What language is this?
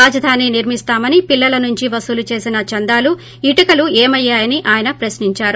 Telugu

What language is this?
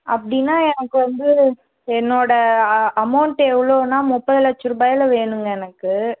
Tamil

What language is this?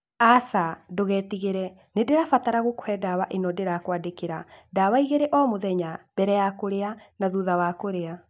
Kikuyu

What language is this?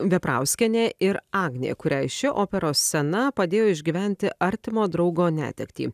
Lithuanian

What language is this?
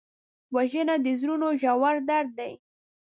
Pashto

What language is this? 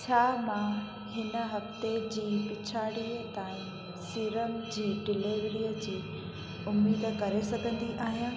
Sindhi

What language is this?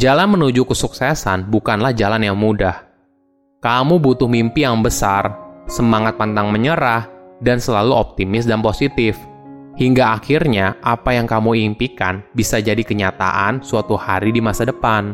Indonesian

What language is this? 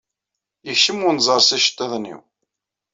Kabyle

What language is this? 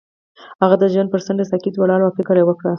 Pashto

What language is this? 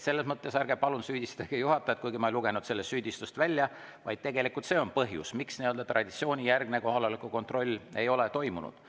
Estonian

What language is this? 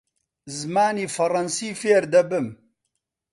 Central Kurdish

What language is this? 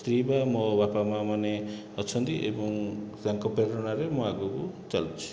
Odia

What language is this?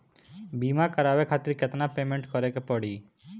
Bhojpuri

